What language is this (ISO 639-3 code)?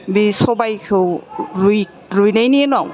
brx